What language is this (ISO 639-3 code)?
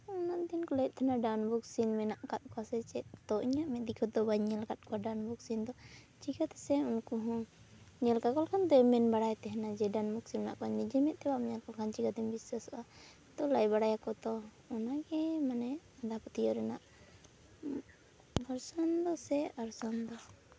sat